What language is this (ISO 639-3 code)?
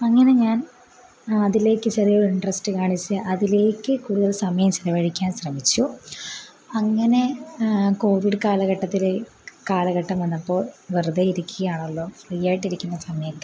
mal